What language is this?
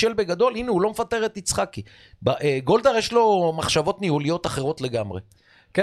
Hebrew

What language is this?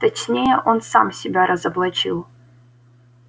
Russian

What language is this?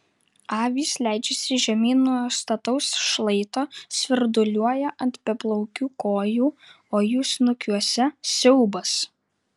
Lithuanian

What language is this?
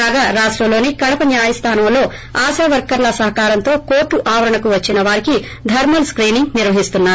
Telugu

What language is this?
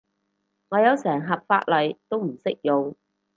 Cantonese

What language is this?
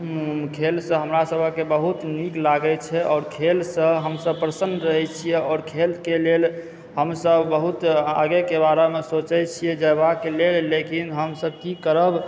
Maithili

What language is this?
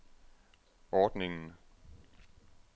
Danish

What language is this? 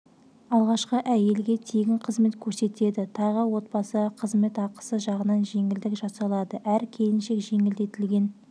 Kazakh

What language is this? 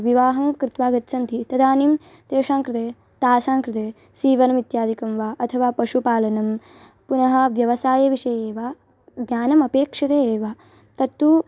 Sanskrit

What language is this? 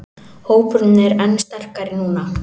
Icelandic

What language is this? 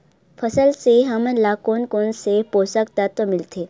Chhattisgarhi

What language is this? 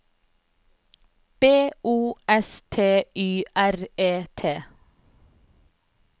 Norwegian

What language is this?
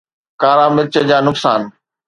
Sindhi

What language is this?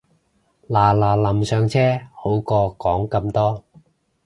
Cantonese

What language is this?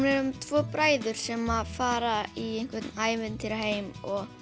Icelandic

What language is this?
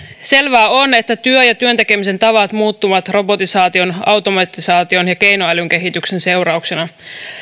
Finnish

